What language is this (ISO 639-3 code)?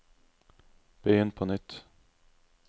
nor